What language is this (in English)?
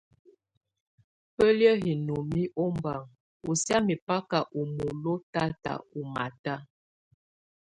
Tunen